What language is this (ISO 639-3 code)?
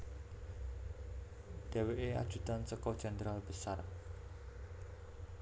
jav